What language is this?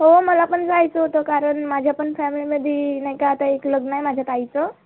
Marathi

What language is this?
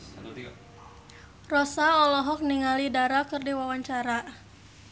Sundanese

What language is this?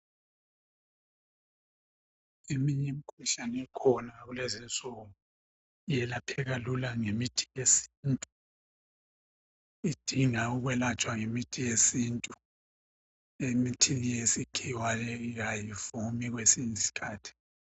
North Ndebele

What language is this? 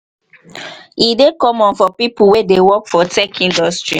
Nigerian Pidgin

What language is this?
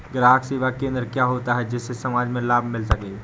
Hindi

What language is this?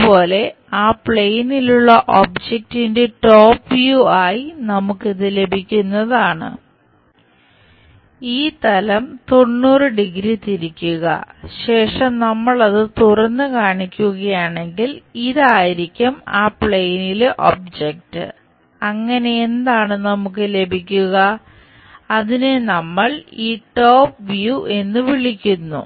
Malayalam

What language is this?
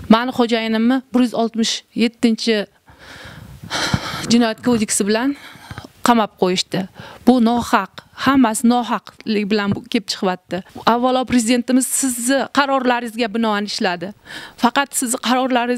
Turkish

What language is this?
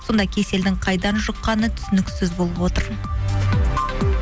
Kazakh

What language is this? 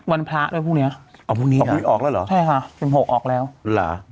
Thai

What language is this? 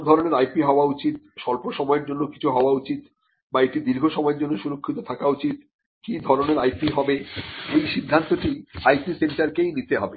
Bangla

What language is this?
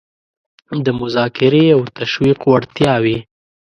Pashto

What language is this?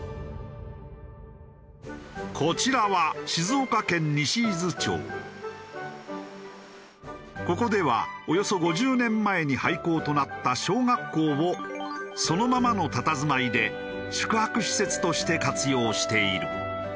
Japanese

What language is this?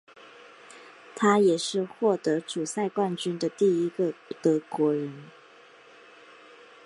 Chinese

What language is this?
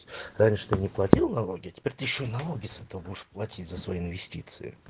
Russian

